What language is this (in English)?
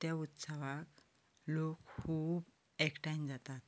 Konkani